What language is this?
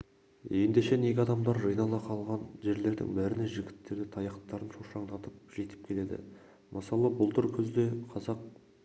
Kazakh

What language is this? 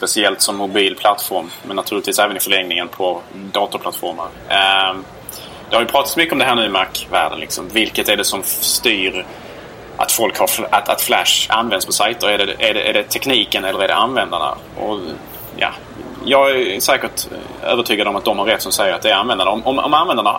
Swedish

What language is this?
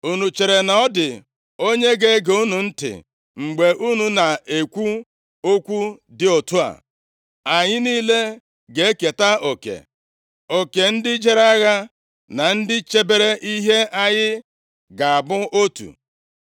Igbo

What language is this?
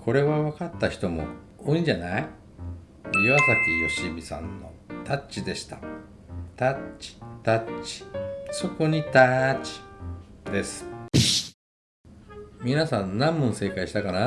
Japanese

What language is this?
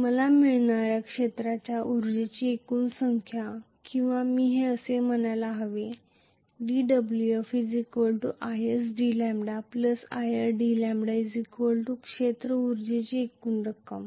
Marathi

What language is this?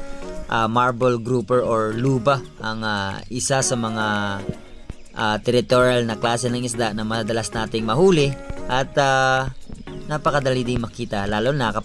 Filipino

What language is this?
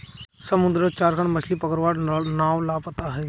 Magahi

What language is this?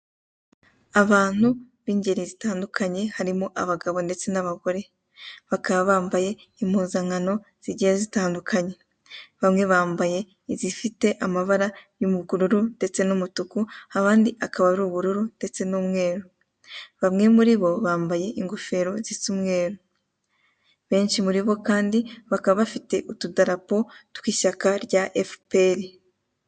Kinyarwanda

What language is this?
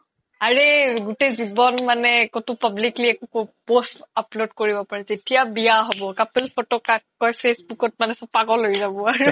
Assamese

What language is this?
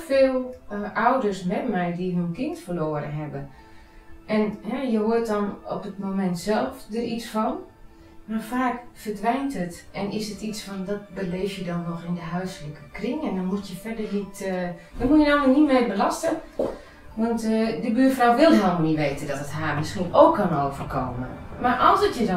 Dutch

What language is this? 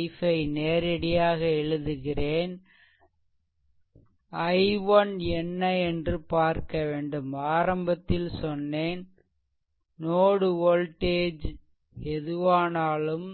Tamil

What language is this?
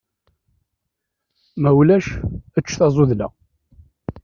Kabyle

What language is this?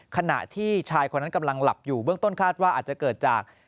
Thai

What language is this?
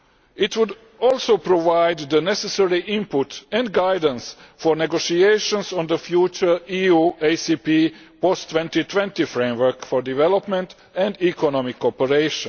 English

